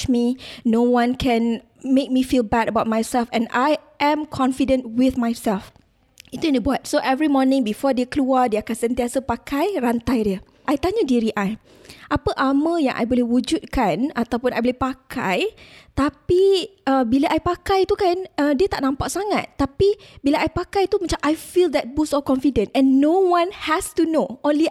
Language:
Malay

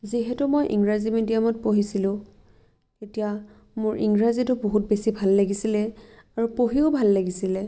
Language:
Assamese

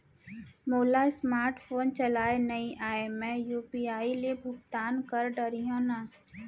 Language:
Chhattisgarhi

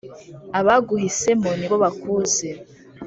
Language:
Kinyarwanda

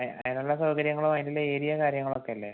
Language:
Malayalam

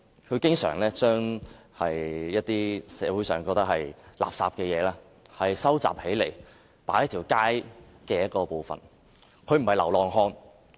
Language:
Cantonese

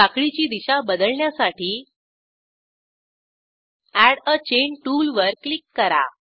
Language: Marathi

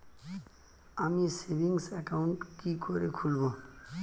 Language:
Bangla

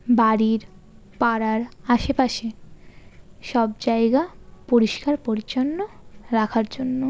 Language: Bangla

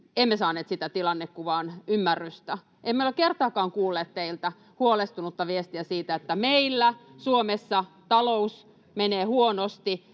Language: Finnish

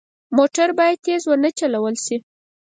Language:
Pashto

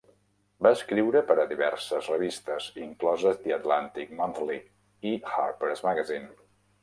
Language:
Catalan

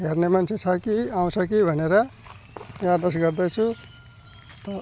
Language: Nepali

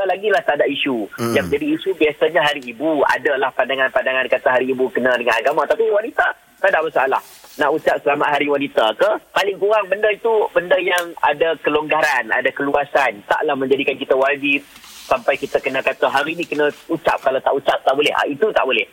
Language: Malay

